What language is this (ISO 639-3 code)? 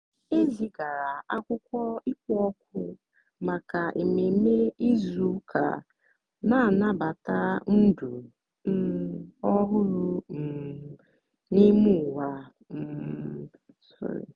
ibo